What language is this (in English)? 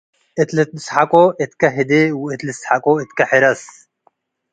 Tigre